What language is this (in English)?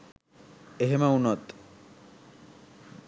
Sinhala